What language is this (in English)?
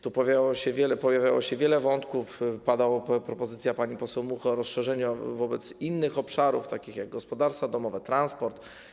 Polish